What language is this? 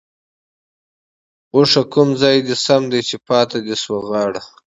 Pashto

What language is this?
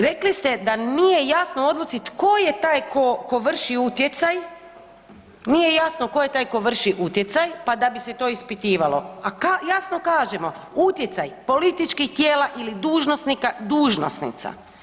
Croatian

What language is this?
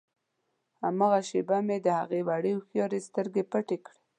Pashto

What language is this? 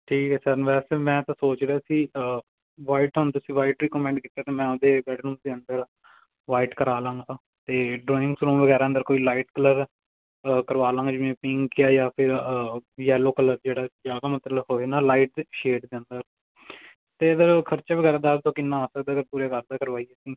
Punjabi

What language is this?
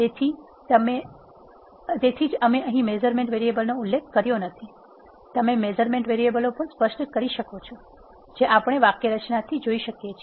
Gujarati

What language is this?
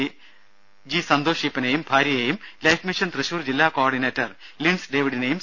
Malayalam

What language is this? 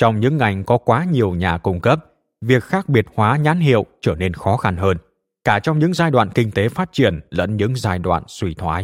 Vietnamese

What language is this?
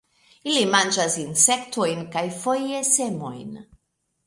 Esperanto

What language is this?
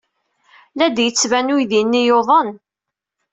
Kabyle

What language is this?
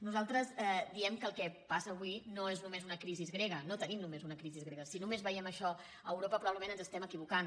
Catalan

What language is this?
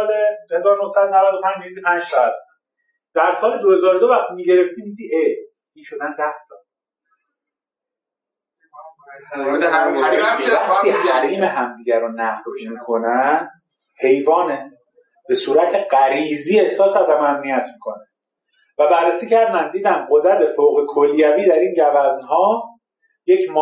Persian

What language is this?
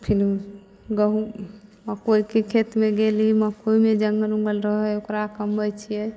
Maithili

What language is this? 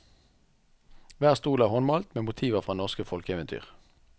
Norwegian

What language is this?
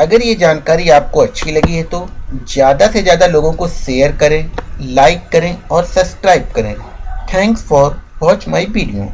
Hindi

